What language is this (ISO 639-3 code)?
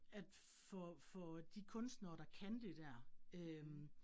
dan